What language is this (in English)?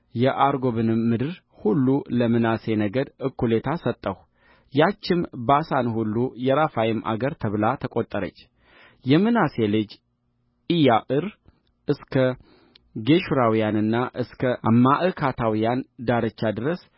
Amharic